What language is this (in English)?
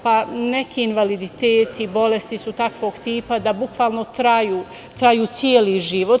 Serbian